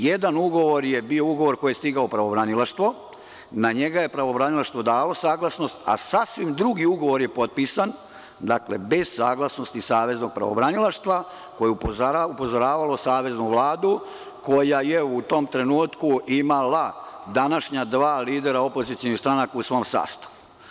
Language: Serbian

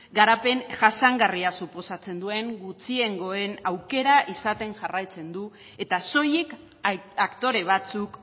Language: Basque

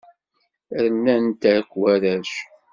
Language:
Kabyle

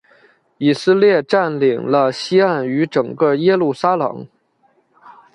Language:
Chinese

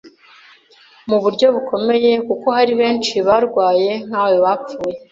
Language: Kinyarwanda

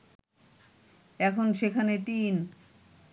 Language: Bangla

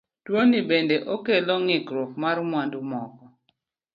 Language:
Luo (Kenya and Tanzania)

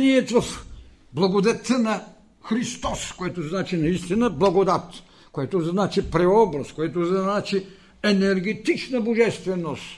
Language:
Bulgarian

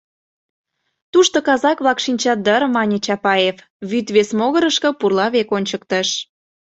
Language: Mari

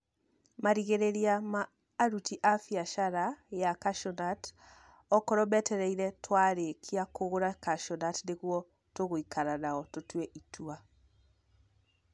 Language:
Kikuyu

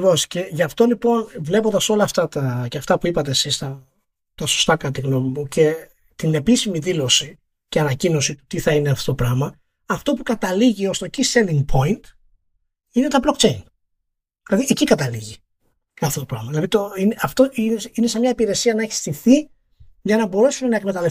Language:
Greek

